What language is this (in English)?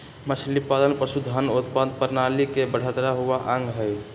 Magahi